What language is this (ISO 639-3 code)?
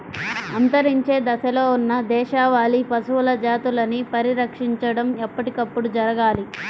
tel